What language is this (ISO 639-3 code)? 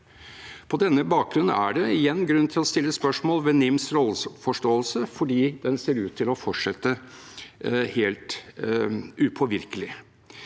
nor